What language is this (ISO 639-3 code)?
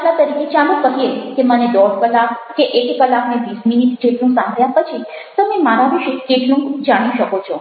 guj